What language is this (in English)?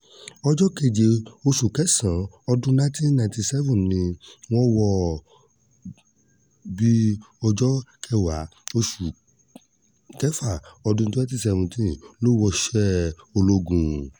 Yoruba